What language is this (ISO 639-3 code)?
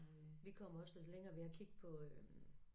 dan